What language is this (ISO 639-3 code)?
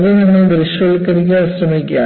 mal